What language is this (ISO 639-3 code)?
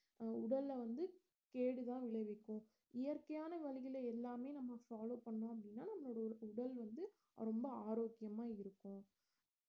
tam